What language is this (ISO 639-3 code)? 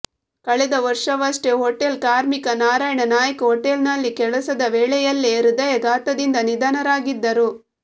kan